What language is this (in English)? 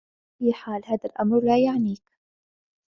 Arabic